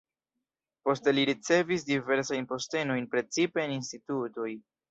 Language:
Esperanto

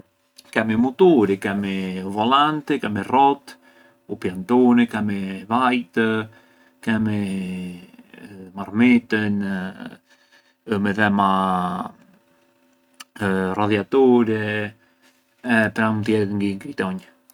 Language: Arbëreshë Albanian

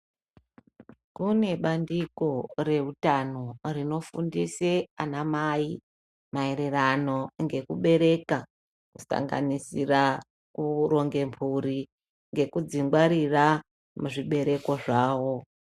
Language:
Ndau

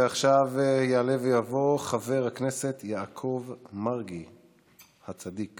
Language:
Hebrew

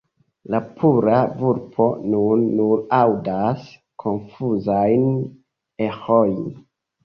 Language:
Esperanto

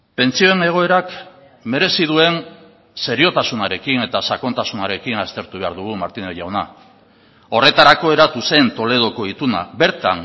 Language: Basque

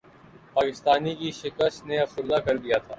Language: Urdu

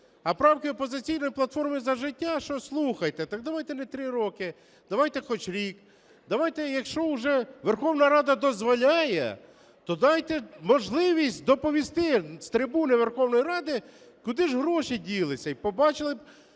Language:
Ukrainian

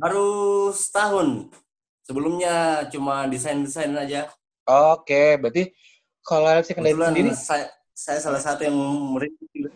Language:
Indonesian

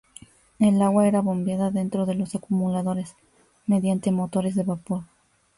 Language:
Spanish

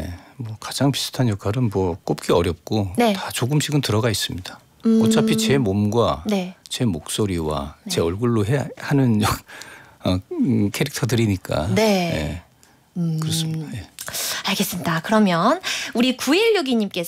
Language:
Korean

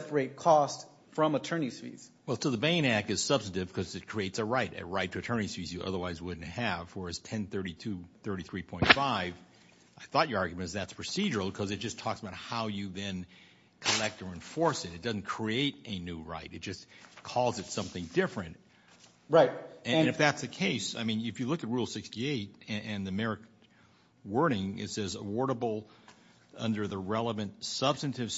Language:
English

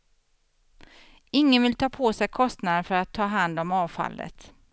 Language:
Swedish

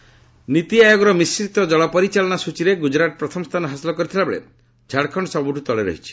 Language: Odia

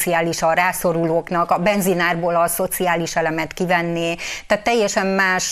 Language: Hungarian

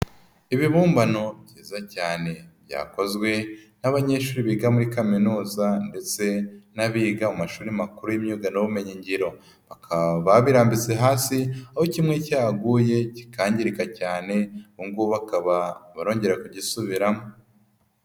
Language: Kinyarwanda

